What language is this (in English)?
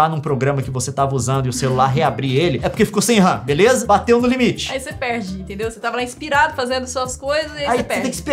Portuguese